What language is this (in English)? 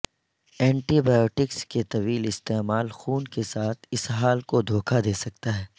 Urdu